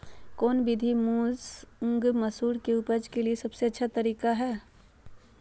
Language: Magahi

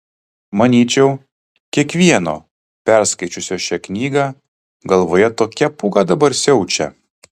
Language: Lithuanian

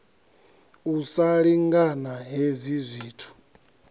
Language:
Venda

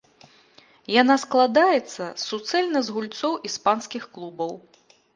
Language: Belarusian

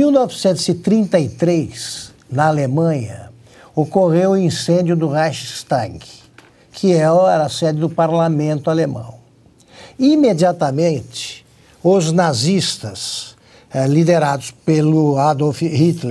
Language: Portuguese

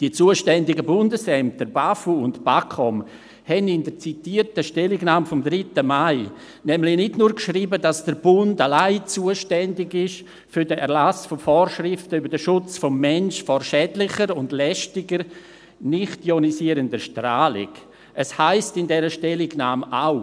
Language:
Swiss German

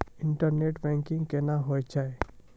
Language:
Maithili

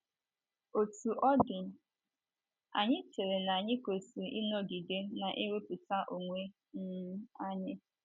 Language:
Igbo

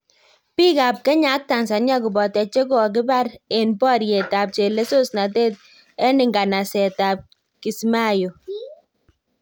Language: Kalenjin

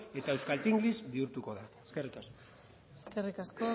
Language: Basque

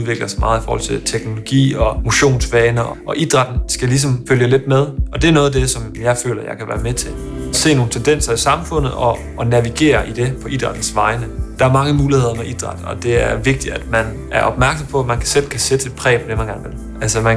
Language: Danish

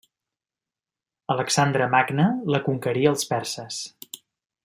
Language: Catalan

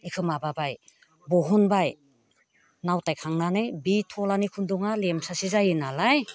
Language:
Bodo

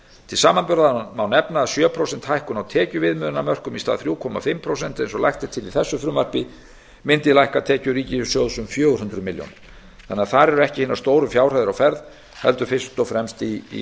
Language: Icelandic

